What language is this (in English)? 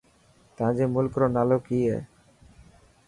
Dhatki